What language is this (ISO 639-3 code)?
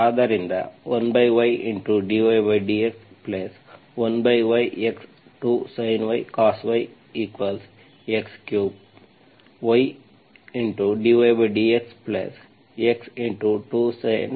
kan